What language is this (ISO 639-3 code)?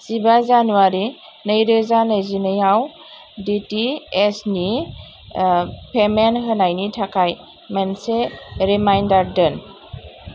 brx